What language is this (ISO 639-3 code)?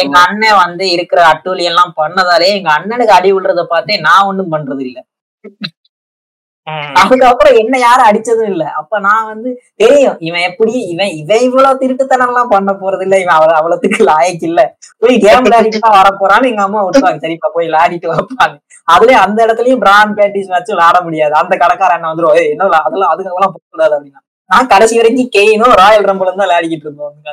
tam